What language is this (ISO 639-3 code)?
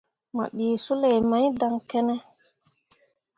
mua